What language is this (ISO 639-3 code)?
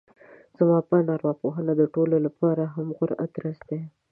pus